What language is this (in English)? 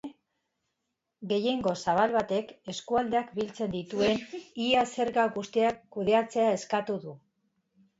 Basque